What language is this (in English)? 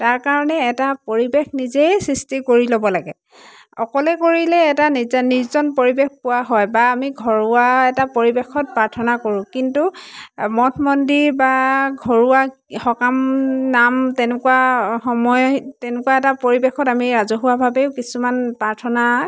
Assamese